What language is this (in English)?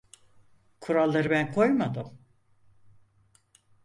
Turkish